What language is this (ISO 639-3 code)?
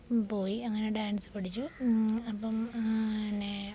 mal